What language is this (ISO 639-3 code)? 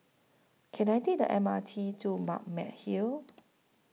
eng